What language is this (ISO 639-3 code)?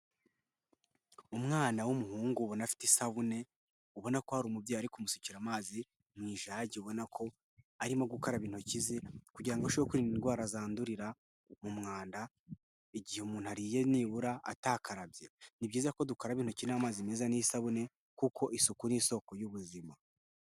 kin